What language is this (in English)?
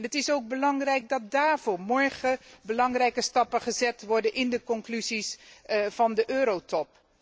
Dutch